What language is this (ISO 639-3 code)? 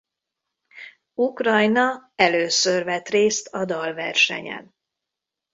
hun